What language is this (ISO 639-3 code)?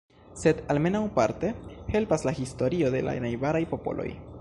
epo